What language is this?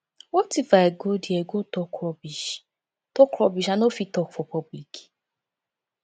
Nigerian Pidgin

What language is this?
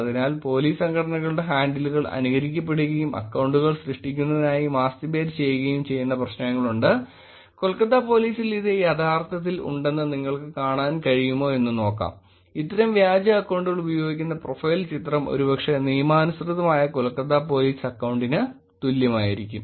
Malayalam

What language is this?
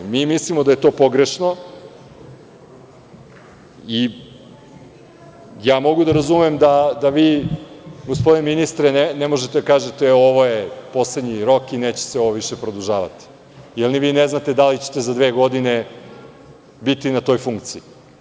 Serbian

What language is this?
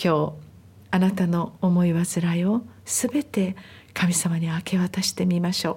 Japanese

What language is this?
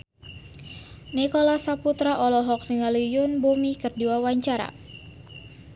Sundanese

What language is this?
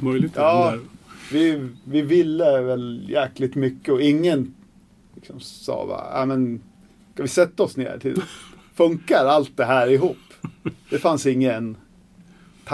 Swedish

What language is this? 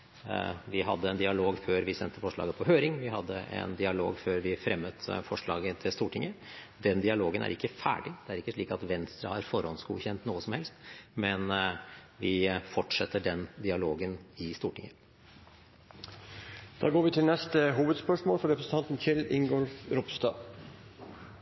Norwegian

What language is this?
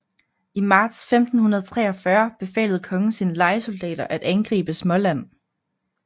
Danish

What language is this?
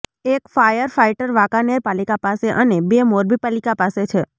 Gujarati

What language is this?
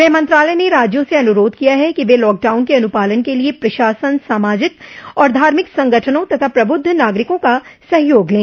Hindi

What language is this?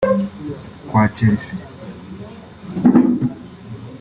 Kinyarwanda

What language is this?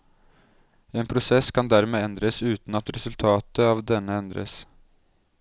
Norwegian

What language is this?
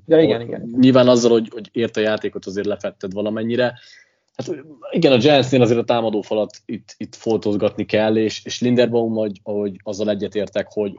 Hungarian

